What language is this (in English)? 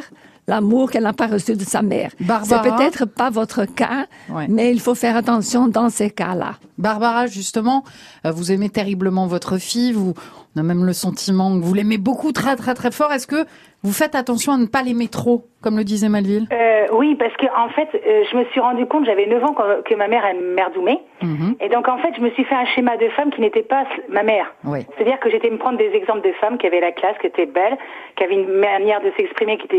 French